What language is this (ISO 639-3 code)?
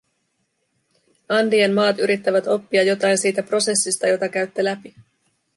fin